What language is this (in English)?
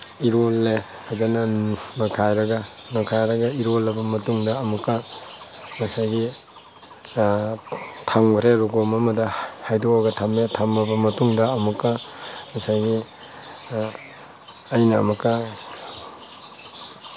Manipuri